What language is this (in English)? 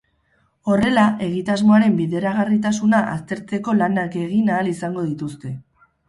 Basque